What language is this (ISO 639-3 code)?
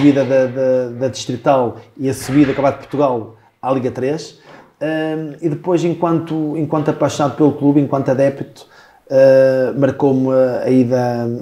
por